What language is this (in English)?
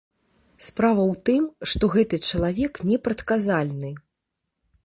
Belarusian